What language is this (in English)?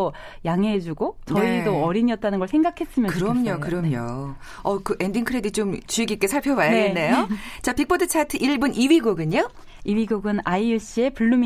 Korean